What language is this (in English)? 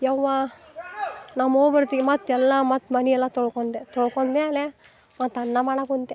Kannada